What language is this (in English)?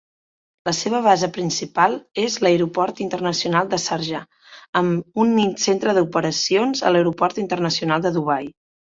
Catalan